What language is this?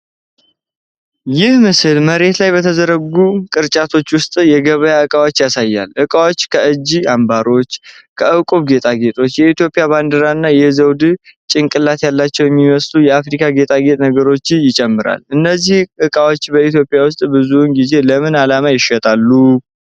Amharic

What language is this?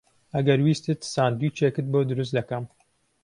Central Kurdish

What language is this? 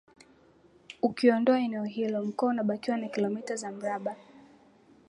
Swahili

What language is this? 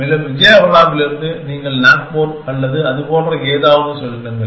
Tamil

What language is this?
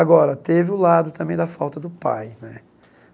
Portuguese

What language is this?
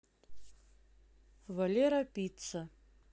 Russian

